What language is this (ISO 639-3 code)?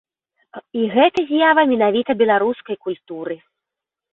bel